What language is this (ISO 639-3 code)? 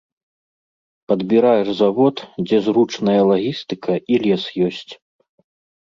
bel